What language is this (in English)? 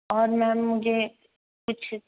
Hindi